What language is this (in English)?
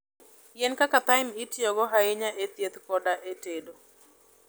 Luo (Kenya and Tanzania)